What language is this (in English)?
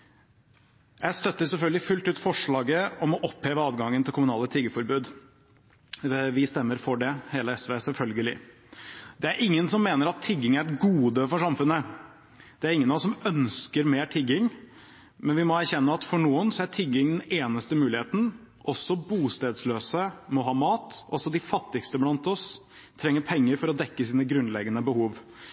Norwegian Bokmål